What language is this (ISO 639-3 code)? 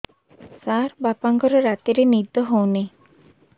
ori